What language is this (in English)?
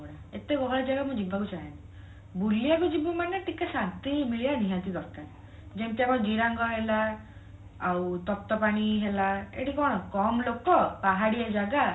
Odia